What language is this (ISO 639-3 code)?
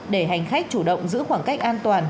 vie